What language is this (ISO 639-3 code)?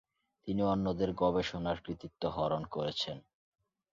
ben